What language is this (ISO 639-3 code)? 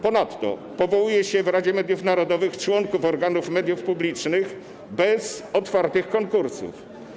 pol